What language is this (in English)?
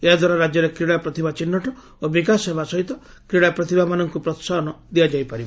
Odia